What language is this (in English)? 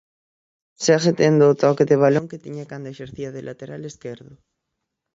Galician